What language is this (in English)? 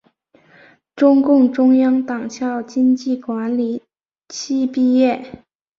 Chinese